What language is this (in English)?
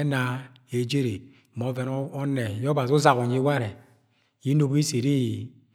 Agwagwune